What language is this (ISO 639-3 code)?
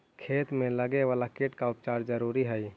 mag